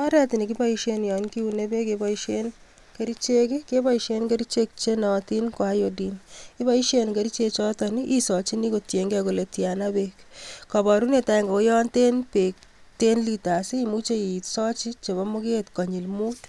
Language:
Kalenjin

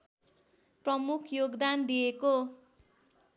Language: Nepali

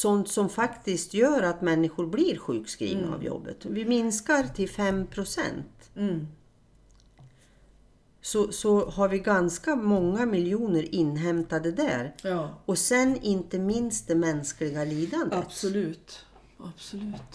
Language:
Swedish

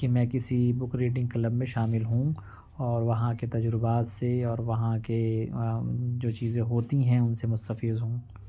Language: Urdu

